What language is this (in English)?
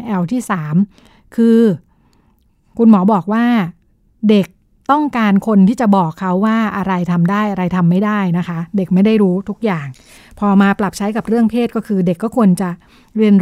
Thai